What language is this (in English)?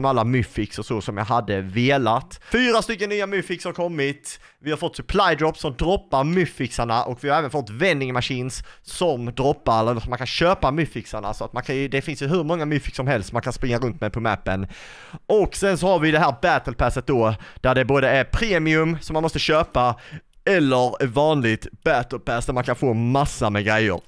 Swedish